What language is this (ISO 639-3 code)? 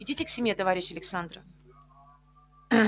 rus